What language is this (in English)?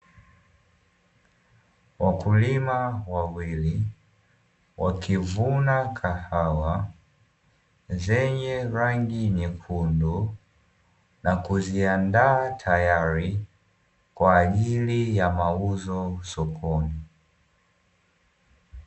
Swahili